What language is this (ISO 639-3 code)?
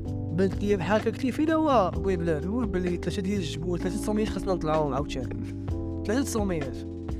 ara